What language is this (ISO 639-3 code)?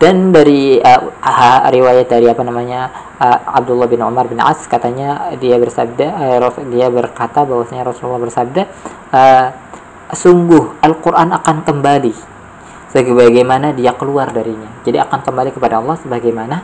ind